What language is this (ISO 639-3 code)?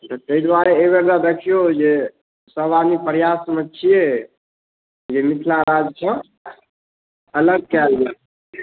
mai